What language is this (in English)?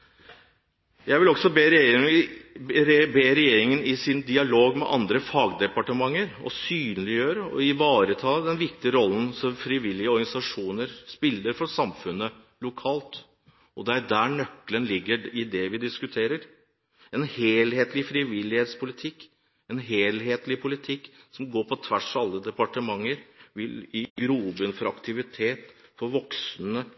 Norwegian Bokmål